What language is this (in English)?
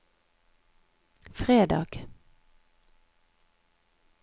Norwegian